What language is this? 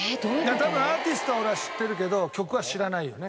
Japanese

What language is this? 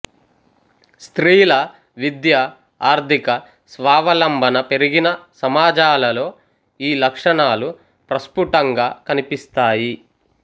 Telugu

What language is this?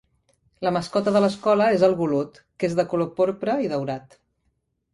Catalan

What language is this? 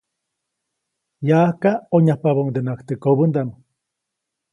Copainalá Zoque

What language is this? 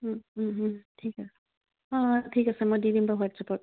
Assamese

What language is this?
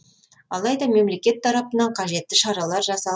Kazakh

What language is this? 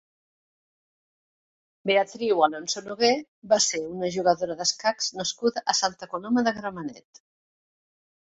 Catalan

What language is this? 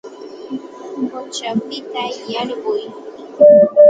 Santa Ana de Tusi Pasco Quechua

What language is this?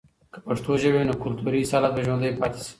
Pashto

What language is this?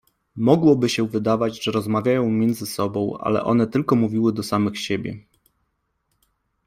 Polish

